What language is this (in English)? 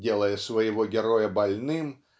Russian